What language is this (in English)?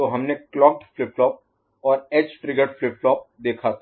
Hindi